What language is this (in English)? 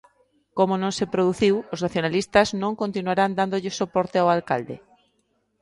Galician